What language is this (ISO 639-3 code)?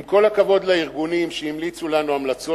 heb